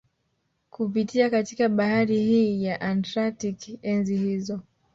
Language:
Swahili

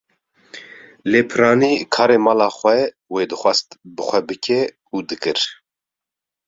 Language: Kurdish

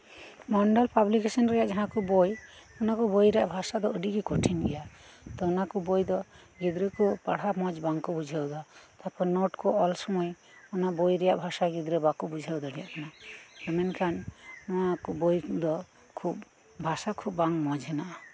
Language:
Santali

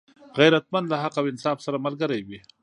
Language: Pashto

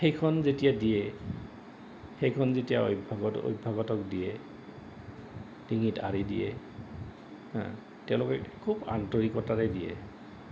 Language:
Assamese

